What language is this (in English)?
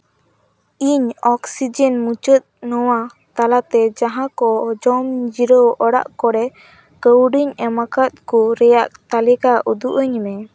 Santali